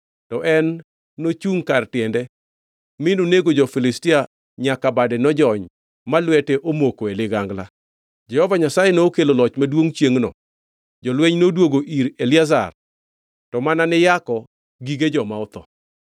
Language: Luo (Kenya and Tanzania)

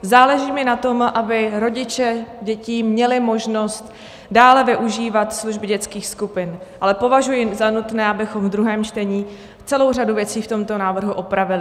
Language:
Czech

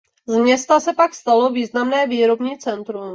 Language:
Czech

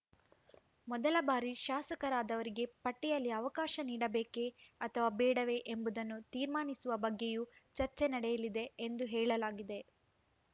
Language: Kannada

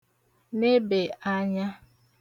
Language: Igbo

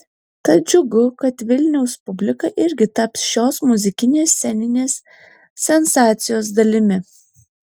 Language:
Lithuanian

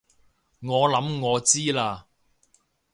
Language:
Cantonese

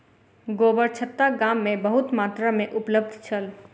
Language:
Maithili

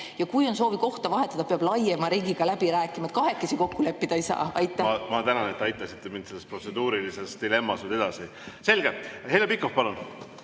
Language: Estonian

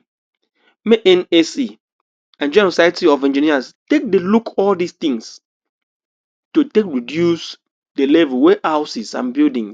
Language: Nigerian Pidgin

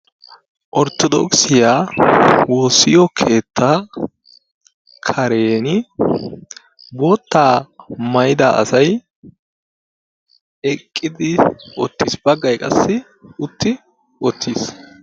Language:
Wolaytta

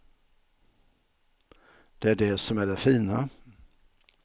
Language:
Swedish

